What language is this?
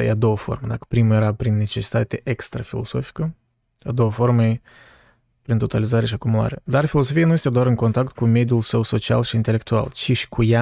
Romanian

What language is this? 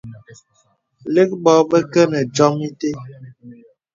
Bebele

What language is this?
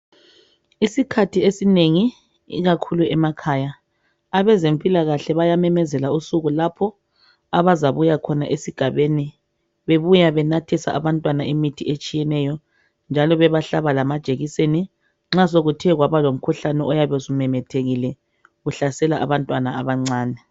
North Ndebele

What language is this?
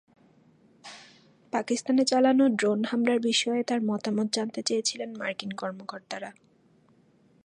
Bangla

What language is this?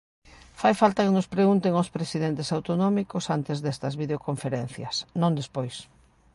Galician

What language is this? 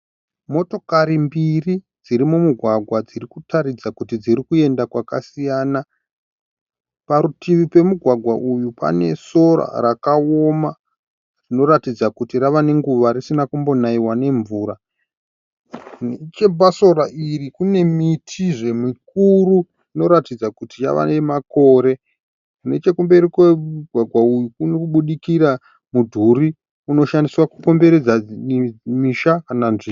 Shona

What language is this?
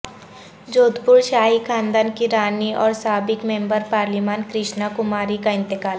Urdu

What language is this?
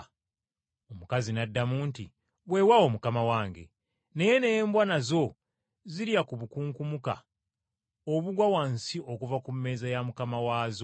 Ganda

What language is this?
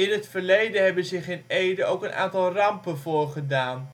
Dutch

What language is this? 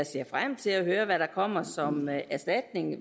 Danish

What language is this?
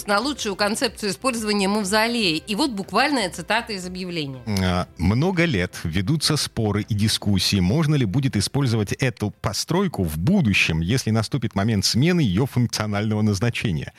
Russian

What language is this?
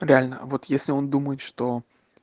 Russian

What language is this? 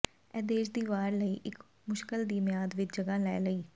Punjabi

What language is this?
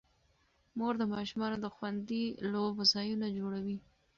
Pashto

